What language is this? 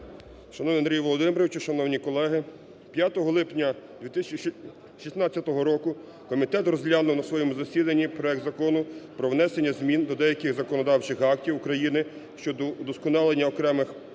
Ukrainian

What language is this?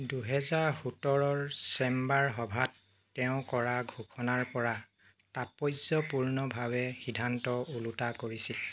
Assamese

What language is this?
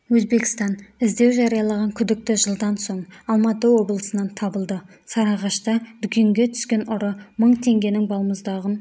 Kazakh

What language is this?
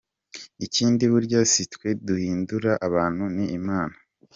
Kinyarwanda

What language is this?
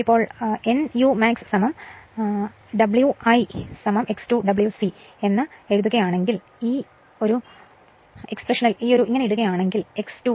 Malayalam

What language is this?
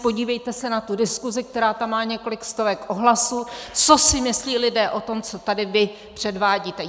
Czech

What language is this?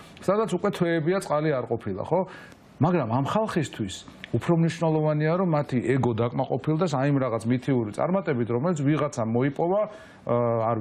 Romanian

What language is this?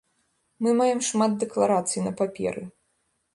Belarusian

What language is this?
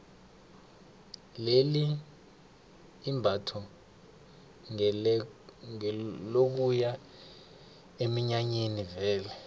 South Ndebele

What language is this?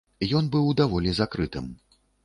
Belarusian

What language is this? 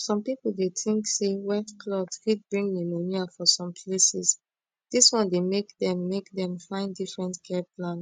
Nigerian Pidgin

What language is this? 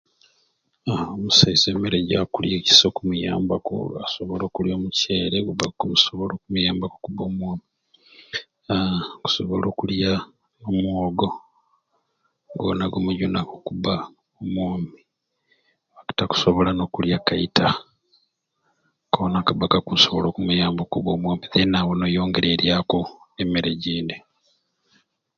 Ruuli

